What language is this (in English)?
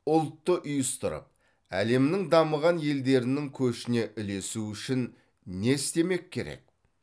Kazakh